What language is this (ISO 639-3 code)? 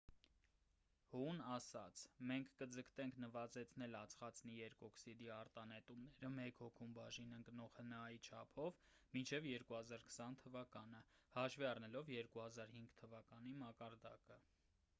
hye